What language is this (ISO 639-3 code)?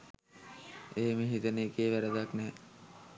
sin